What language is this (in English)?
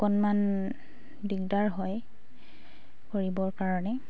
Assamese